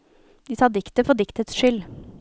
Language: Norwegian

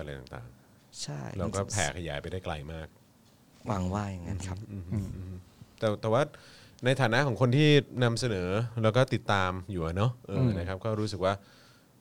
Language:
Thai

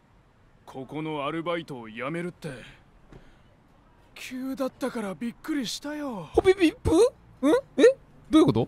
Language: Japanese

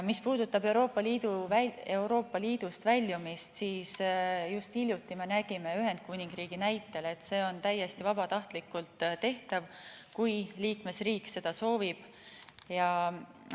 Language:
Estonian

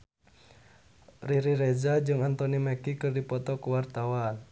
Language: Sundanese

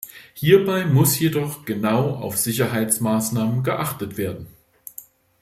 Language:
German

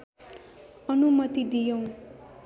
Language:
Nepali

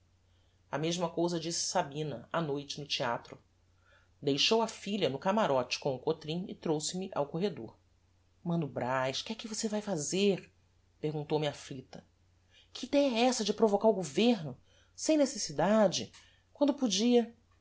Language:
Portuguese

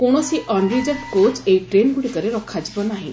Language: Odia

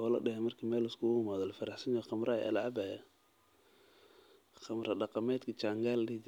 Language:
Somali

